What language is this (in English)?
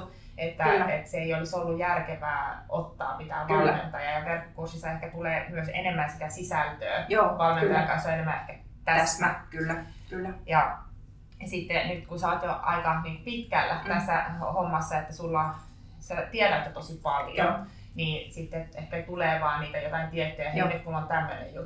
Finnish